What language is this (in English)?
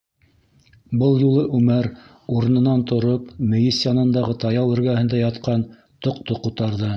Bashkir